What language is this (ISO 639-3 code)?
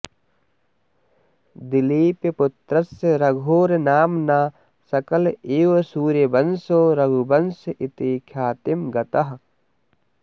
san